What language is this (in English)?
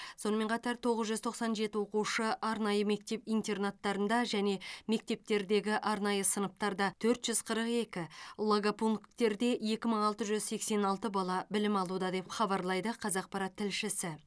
Kazakh